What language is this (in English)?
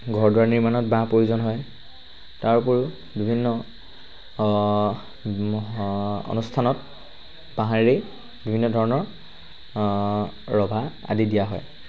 Assamese